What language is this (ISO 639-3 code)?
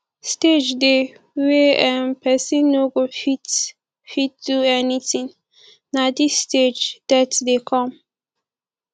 pcm